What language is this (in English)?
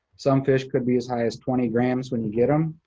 English